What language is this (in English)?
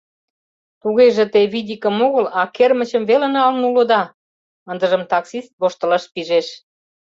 Mari